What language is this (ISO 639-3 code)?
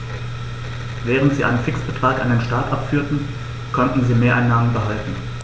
deu